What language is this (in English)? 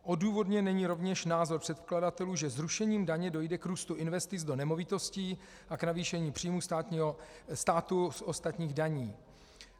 Czech